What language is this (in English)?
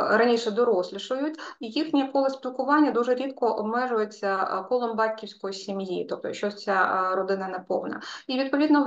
Ukrainian